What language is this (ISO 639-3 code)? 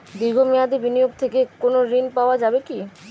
ben